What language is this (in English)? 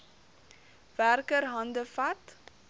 Afrikaans